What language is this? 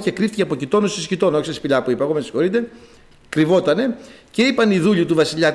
Greek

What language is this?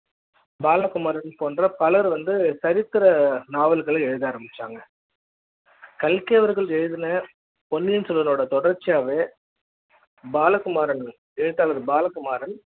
Tamil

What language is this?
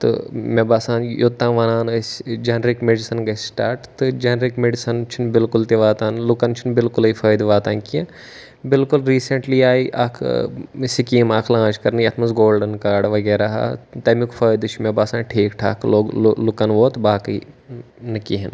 Kashmiri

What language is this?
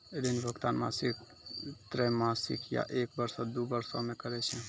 Maithili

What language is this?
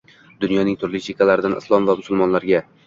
Uzbek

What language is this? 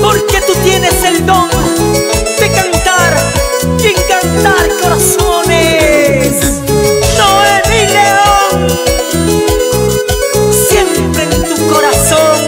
Romanian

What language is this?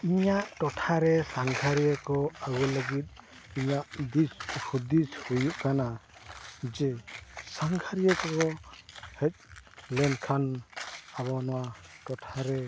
Santali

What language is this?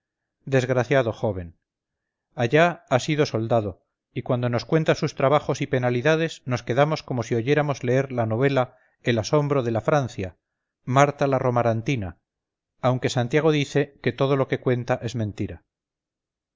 Spanish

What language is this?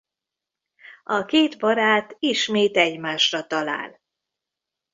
Hungarian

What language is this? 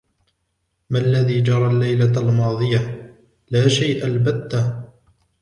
Arabic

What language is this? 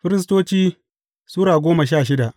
Hausa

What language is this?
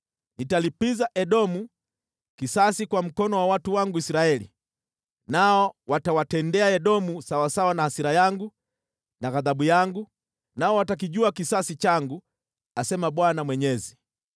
Swahili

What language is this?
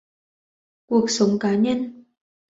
Vietnamese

